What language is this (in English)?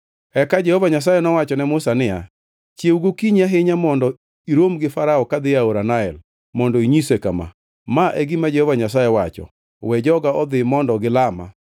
Luo (Kenya and Tanzania)